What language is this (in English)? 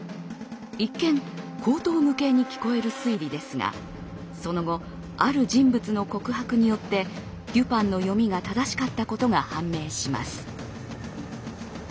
Japanese